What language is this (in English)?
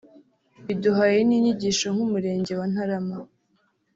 Kinyarwanda